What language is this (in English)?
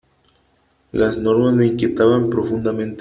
Spanish